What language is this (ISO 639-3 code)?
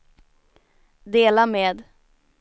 swe